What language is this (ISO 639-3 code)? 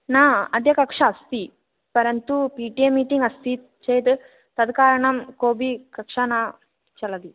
san